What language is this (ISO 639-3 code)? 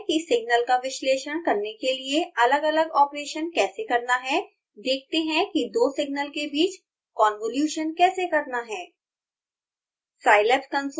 hin